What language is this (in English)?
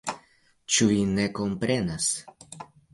Esperanto